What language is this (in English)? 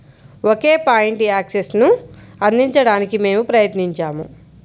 Telugu